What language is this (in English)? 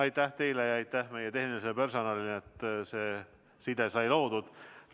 Estonian